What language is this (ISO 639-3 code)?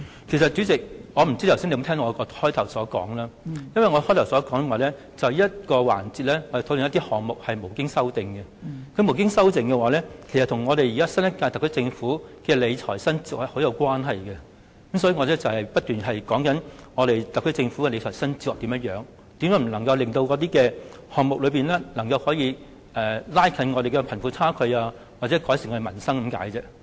yue